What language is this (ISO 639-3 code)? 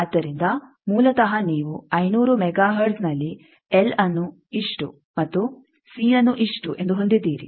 kan